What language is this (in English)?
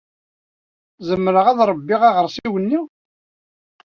Kabyle